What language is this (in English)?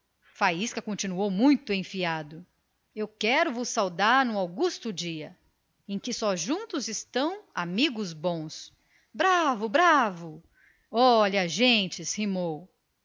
Portuguese